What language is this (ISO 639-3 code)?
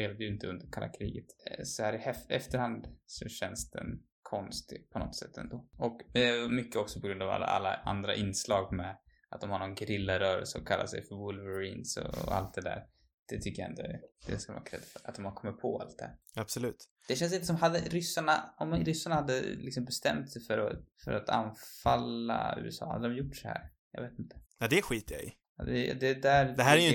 swe